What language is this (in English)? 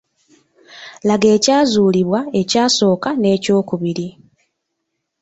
Ganda